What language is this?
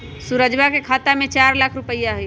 Magahi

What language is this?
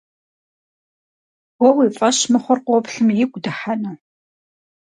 Kabardian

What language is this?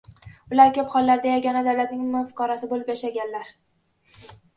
Uzbek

